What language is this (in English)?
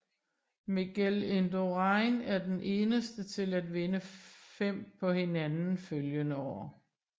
Danish